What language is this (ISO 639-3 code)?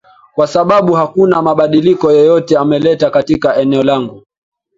swa